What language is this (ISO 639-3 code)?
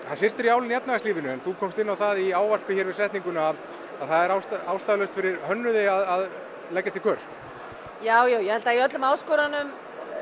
isl